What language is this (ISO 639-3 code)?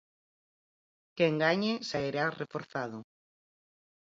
glg